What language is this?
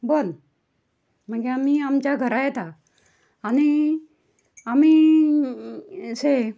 Konkani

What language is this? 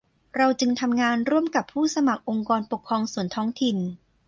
Thai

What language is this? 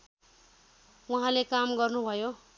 Nepali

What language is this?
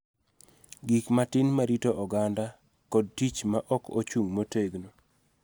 Luo (Kenya and Tanzania)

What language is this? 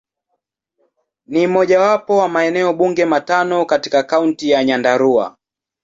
Swahili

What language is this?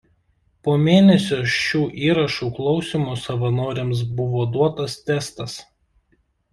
Lithuanian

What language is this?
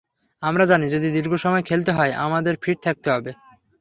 Bangla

